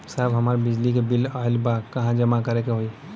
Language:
Bhojpuri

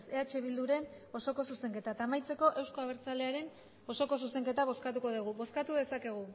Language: Basque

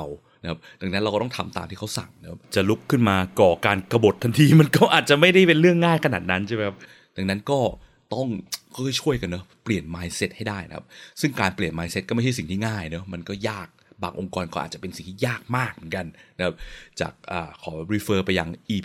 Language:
Thai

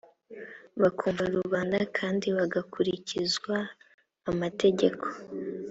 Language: Kinyarwanda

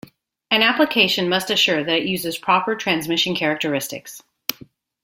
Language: English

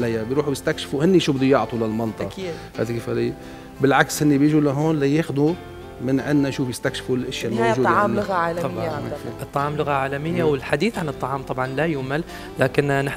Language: Arabic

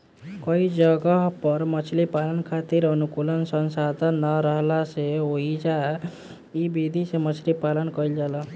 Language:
Bhojpuri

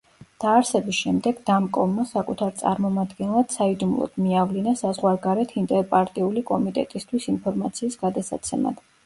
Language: Georgian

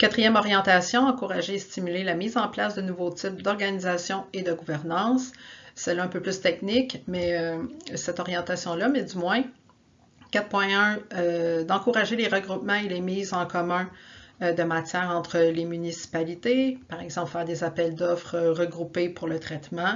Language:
French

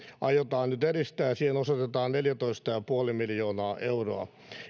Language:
Finnish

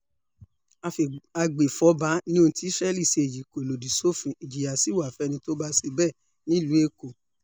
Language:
Yoruba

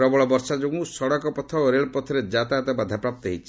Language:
Odia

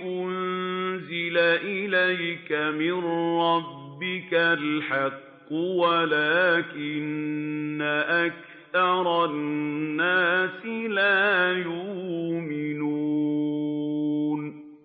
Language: Arabic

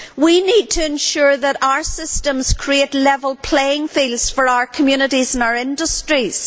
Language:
English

